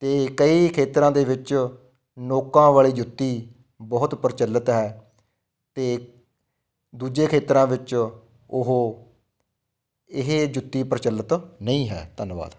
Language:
Punjabi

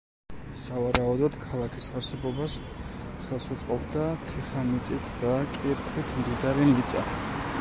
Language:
Georgian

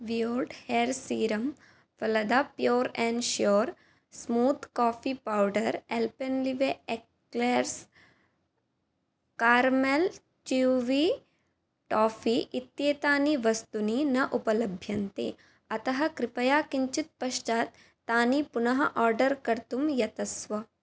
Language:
Sanskrit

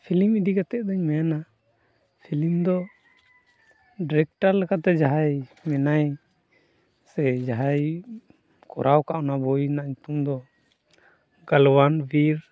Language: Santali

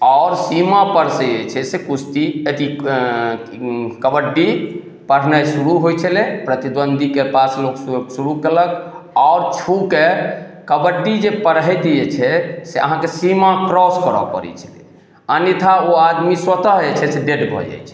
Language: Maithili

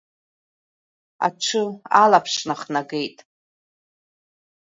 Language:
Abkhazian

